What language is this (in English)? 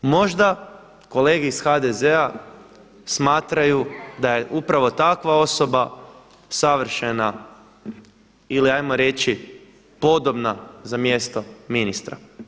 Croatian